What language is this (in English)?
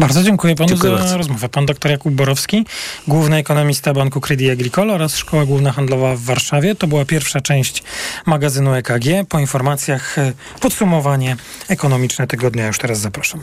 Polish